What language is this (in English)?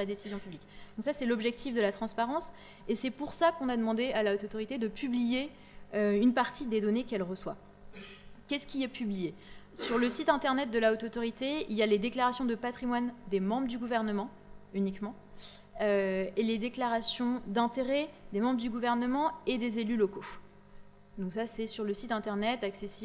French